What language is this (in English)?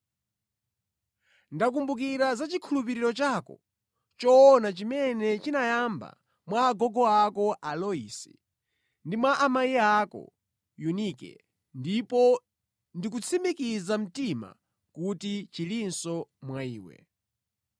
Nyanja